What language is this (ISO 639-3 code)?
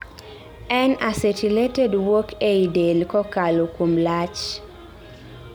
luo